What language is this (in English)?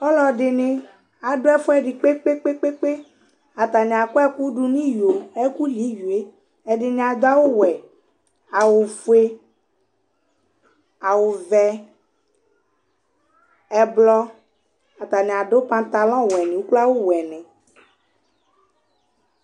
Ikposo